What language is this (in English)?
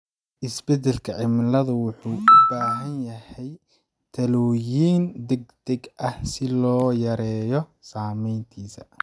Somali